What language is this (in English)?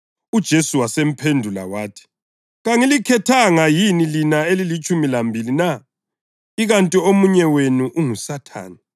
North Ndebele